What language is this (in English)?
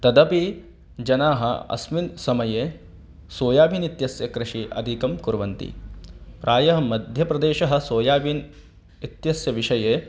Sanskrit